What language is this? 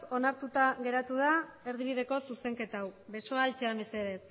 Basque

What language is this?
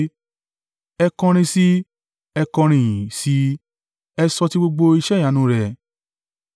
Yoruba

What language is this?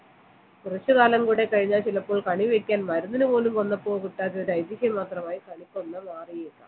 Malayalam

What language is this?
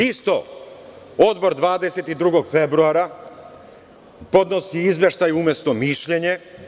Serbian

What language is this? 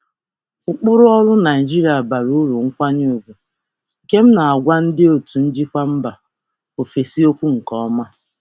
Igbo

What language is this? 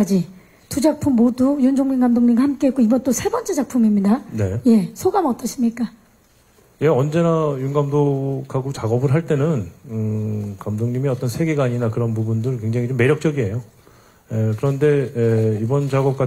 Korean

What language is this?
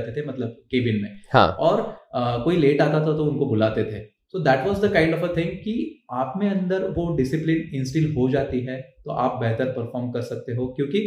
Hindi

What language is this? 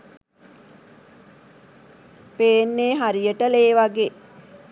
Sinhala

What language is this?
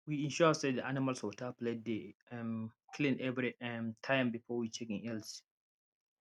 Nigerian Pidgin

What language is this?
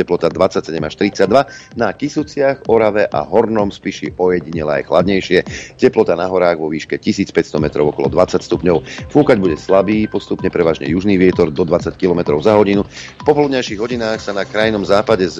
Slovak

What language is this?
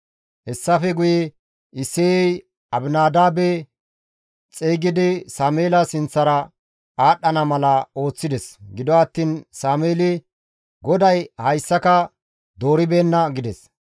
Gamo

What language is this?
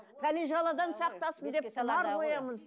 Kazakh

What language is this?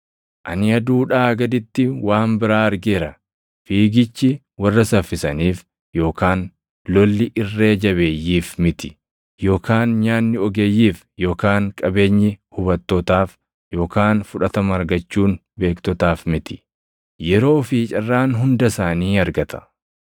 Oromo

